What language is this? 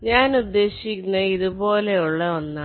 Malayalam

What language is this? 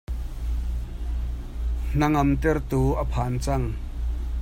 Hakha Chin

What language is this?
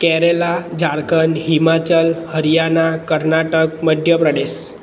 Gujarati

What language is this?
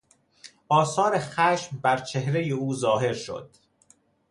Persian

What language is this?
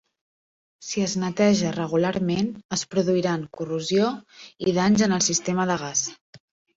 Catalan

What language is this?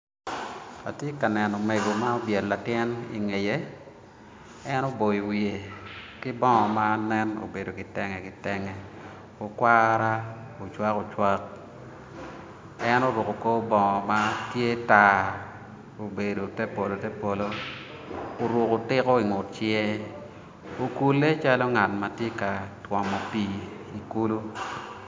Acoli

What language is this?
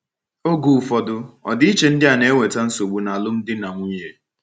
Igbo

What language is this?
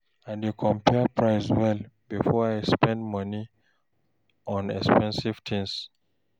Nigerian Pidgin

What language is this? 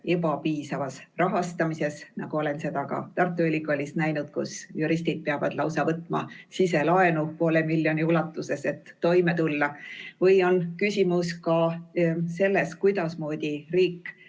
Estonian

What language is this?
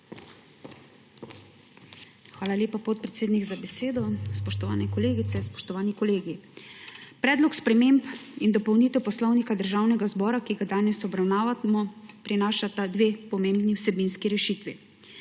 Slovenian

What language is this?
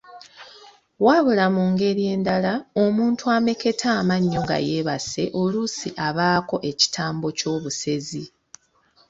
Ganda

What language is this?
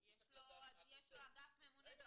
Hebrew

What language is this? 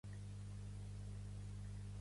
Catalan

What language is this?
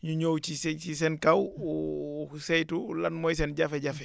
Wolof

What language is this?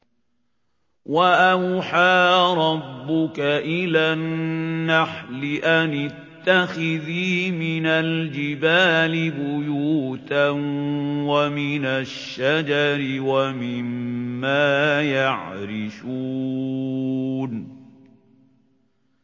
Arabic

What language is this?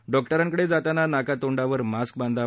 Marathi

